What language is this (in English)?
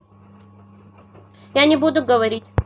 Russian